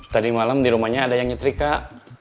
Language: Indonesian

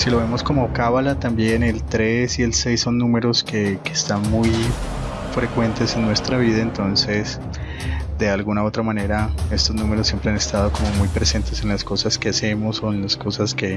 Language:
Spanish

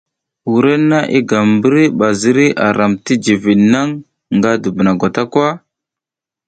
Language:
South Giziga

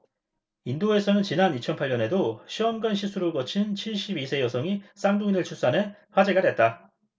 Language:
Korean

